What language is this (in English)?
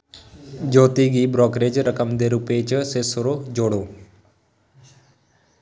Dogri